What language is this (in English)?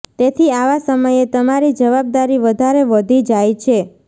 Gujarati